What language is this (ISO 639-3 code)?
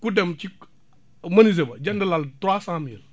wol